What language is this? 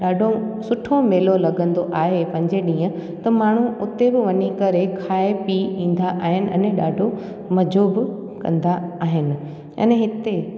Sindhi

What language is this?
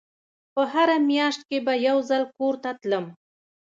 Pashto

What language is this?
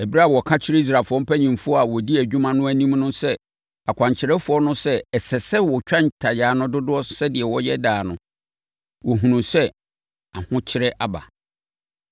Akan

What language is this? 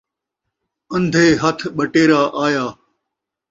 Saraiki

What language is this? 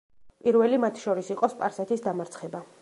Georgian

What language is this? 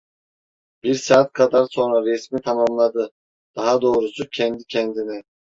Turkish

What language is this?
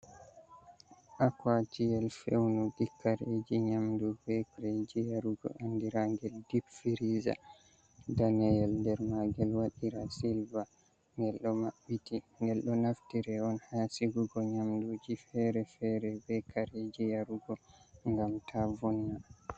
Fula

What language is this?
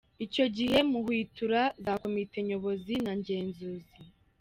Kinyarwanda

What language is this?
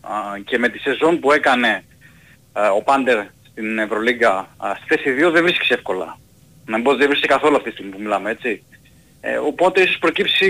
Greek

